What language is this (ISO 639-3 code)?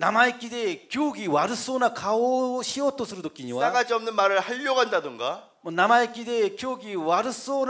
kor